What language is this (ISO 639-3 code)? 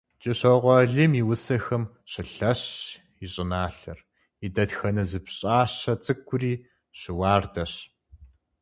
kbd